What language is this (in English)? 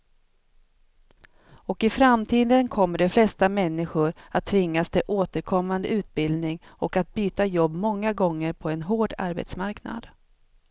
Swedish